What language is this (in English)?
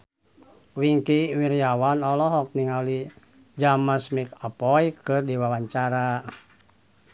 Sundanese